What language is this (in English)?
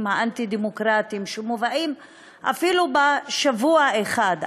Hebrew